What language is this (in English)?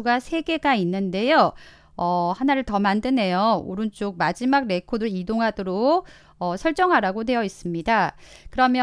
Korean